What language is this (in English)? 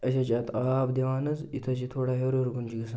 Kashmiri